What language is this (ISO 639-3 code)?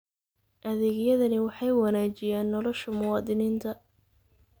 som